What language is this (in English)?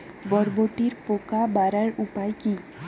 Bangla